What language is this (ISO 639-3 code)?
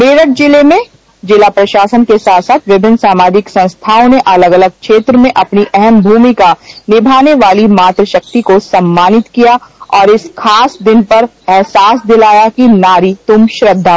hin